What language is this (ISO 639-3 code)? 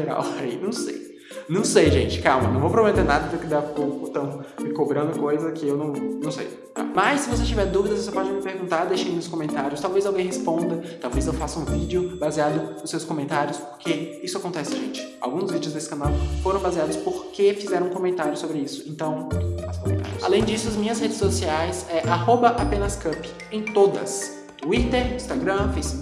por